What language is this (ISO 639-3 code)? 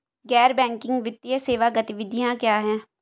hin